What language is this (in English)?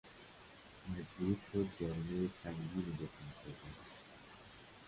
Persian